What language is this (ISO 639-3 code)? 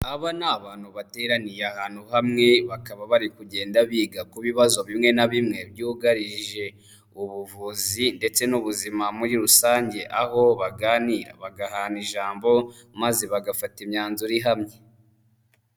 kin